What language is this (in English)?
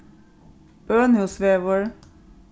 Faroese